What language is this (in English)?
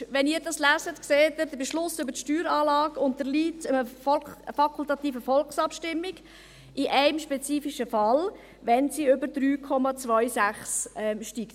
Swiss German